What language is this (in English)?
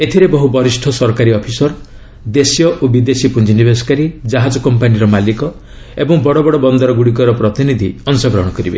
Odia